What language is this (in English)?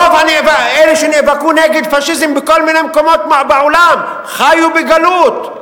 Hebrew